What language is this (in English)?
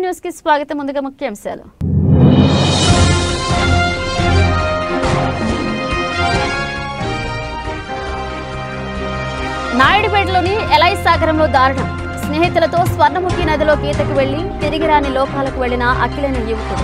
Telugu